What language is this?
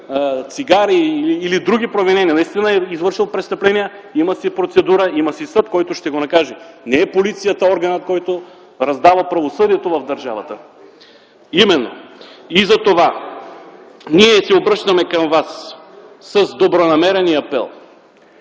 Bulgarian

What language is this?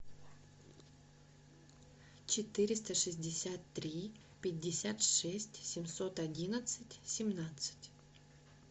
Russian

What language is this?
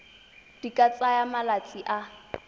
Tswana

